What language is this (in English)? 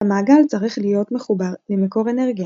Hebrew